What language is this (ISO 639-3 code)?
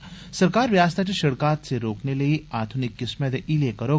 doi